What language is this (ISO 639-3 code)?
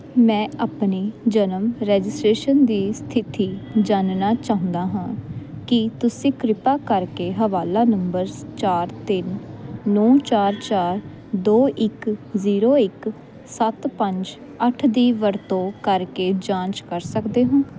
pan